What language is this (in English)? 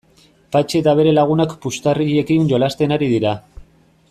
Basque